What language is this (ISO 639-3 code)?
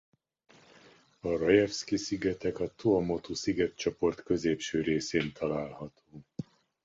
hun